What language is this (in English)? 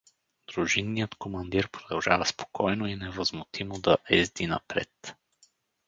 Bulgarian